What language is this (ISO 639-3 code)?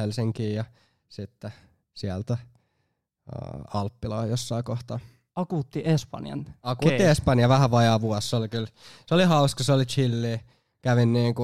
fin